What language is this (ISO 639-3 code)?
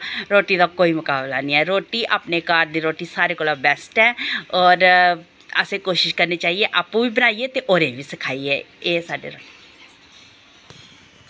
doi